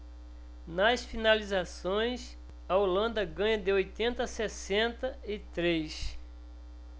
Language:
Portuguese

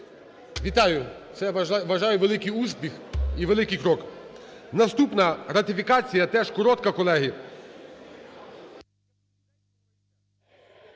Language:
Ukrainian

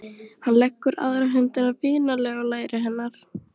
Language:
Icelandic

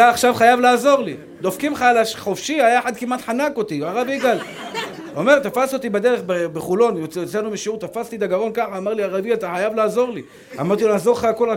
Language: Hebrew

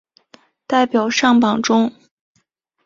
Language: Chinese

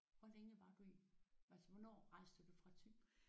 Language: Danish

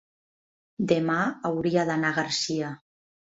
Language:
Catalan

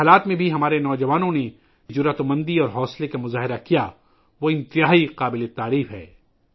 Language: Urdu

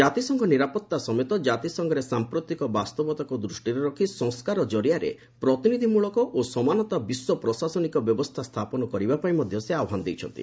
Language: Odia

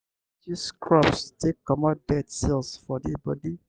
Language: Nigerian Pidgin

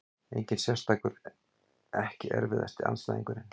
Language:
Icelandic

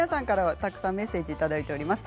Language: Japanese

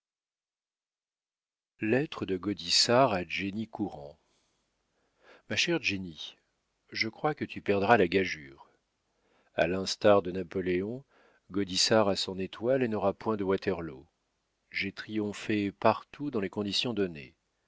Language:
French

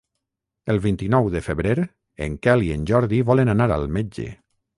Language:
Catalan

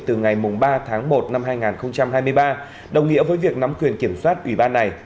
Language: Vietnamese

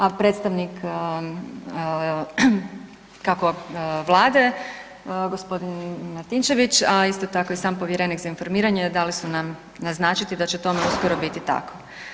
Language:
Croatian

